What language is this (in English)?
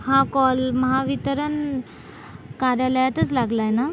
Marathi